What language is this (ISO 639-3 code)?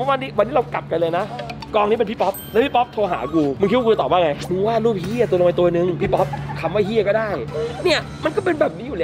tha